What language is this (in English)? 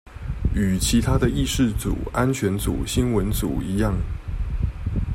Chinese